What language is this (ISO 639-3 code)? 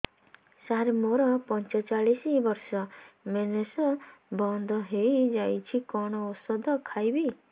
ori